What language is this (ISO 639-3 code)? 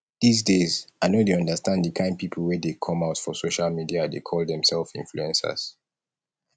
pcm